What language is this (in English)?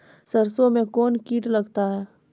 Maithili